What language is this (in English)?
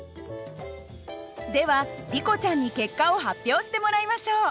Japanese